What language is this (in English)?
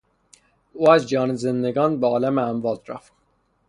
Persian